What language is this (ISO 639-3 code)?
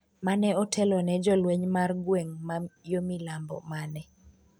luo